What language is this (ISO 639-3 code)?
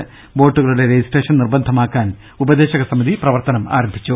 mal